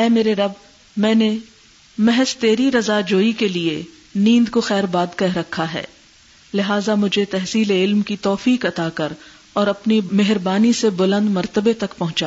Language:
Urdu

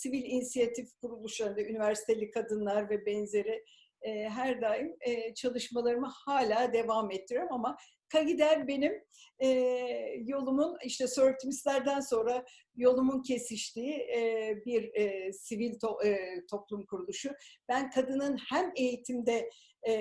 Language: Turkish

